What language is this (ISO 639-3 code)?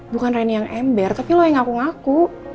ind